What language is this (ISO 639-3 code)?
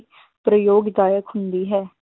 pan